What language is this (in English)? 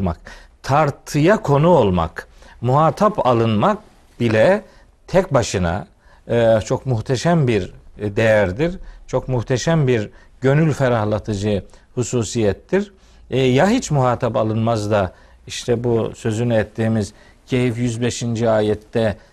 Turkish